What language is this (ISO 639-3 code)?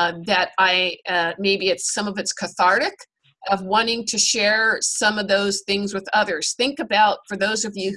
eng